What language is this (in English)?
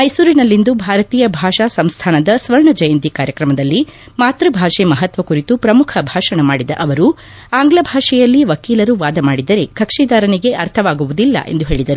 Kannada